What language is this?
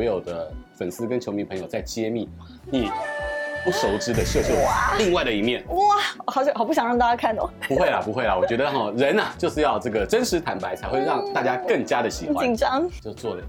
Chinese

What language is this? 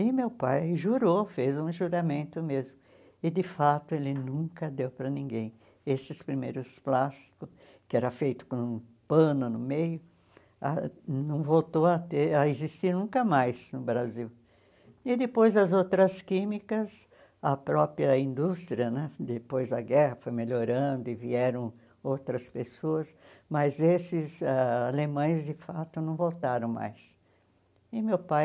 Portuguese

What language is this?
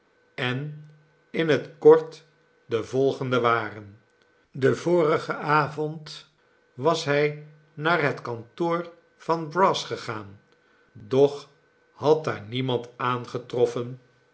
Dutch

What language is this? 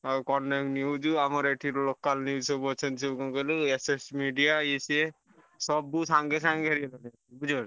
Odia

